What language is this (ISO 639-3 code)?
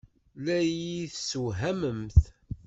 kab